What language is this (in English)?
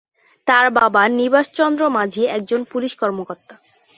Bangla